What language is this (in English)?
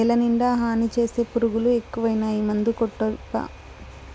Telugu